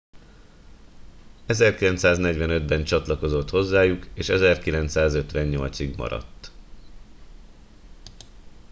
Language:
Hungarian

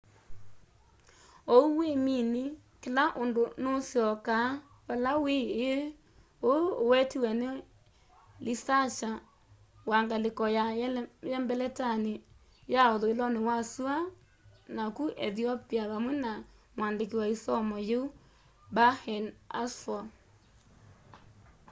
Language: Kamba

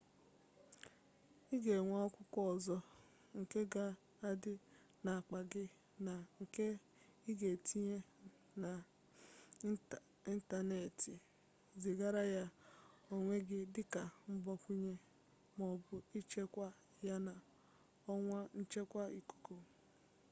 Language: Igbo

